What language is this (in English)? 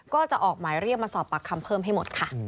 Thai